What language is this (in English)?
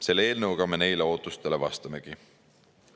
Estonian